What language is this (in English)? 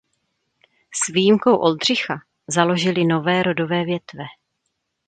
Czech